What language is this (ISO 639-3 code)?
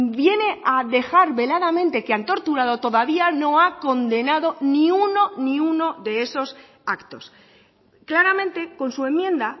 spa